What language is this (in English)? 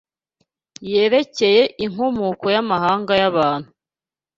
Kinyarwanda